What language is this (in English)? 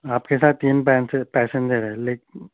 Urdu